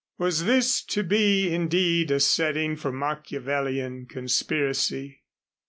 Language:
English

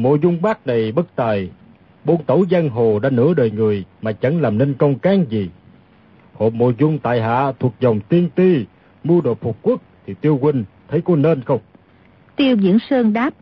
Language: Vietnamese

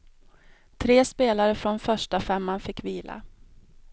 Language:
Swedish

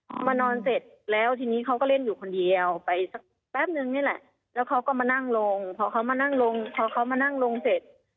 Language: Thai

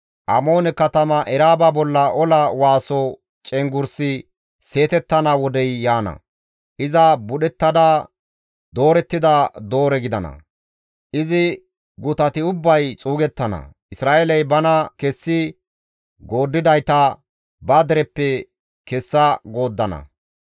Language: Gamo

